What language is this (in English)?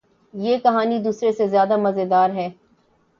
Urdu